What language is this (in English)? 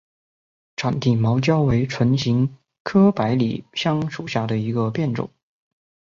Chinese